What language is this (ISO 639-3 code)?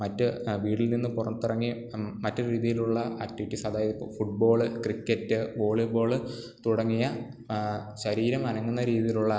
mal